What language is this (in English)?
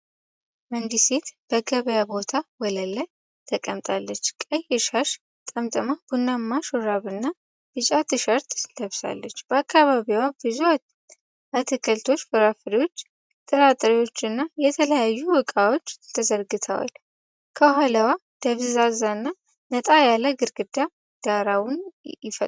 Amharic